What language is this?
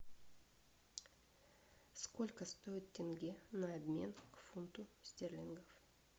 Russian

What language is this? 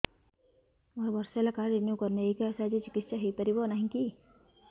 Odia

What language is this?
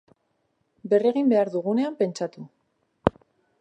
Basque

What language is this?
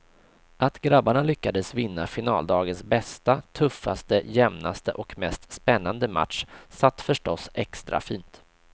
Swedish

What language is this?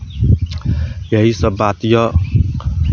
Maithili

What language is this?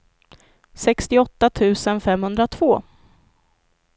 Swedish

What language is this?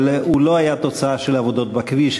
Hebrew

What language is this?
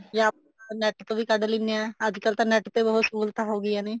Punjabi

